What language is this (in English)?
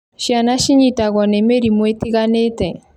Kikuyu